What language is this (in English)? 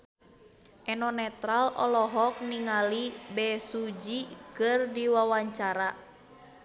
Sundanese